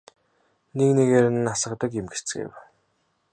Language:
Mongolian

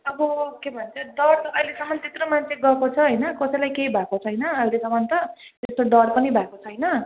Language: Nepali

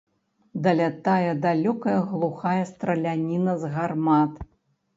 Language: Belarusian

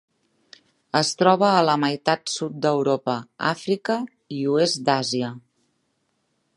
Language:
Catalan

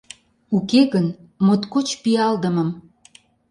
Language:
Mari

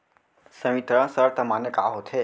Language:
Chhattisgarhi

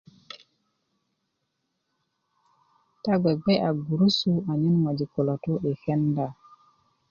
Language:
Kuku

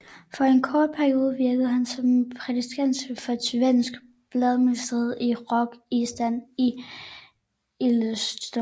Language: Danish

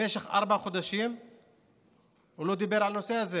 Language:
Hebrew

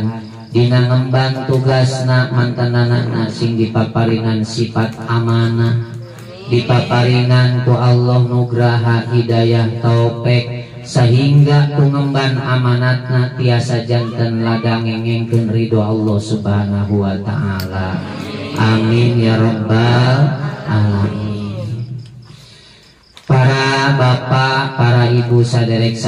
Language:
Indonesian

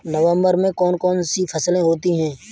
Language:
Hindi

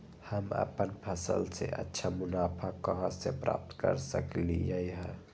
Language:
Magahi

